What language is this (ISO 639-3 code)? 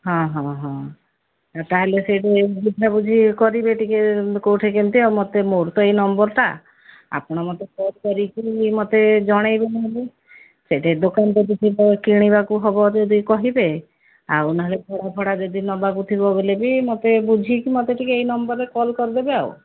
ori